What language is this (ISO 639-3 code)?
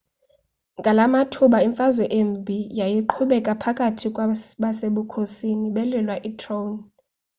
xho